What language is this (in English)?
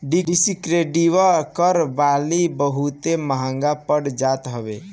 Bhojpuri